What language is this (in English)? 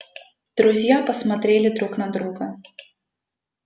Russian